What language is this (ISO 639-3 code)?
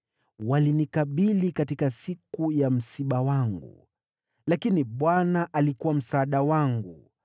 swa